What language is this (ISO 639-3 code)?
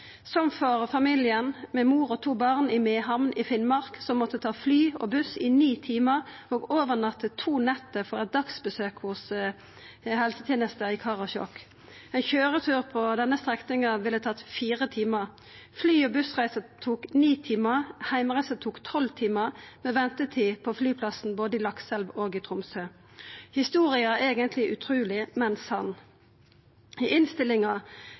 nno